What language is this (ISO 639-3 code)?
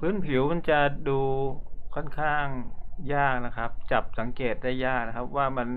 tha